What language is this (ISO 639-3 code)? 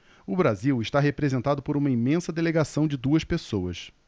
por